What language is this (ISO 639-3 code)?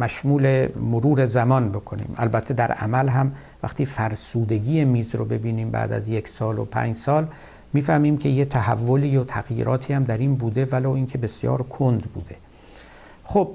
fas